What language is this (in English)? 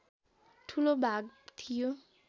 Nepali